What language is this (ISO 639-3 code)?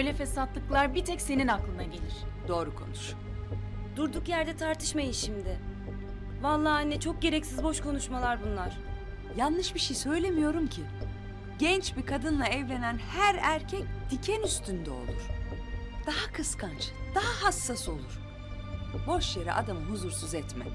tur